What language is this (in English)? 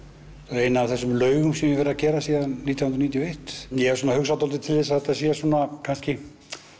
Icelandic